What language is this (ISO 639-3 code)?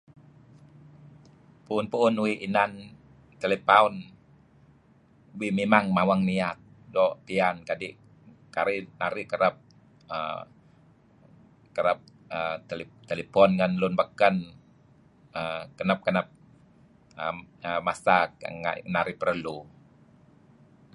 kzi